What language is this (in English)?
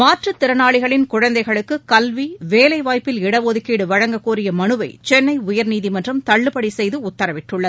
Tamil